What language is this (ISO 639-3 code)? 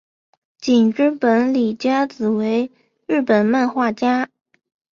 zho